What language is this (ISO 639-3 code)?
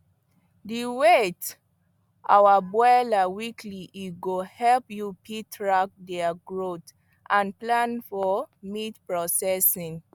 pcm